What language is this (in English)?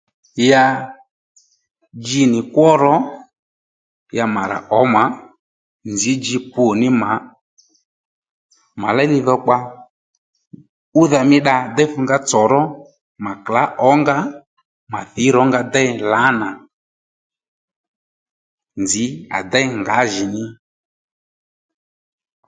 Lendu